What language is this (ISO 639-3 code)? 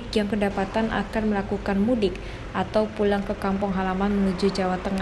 ind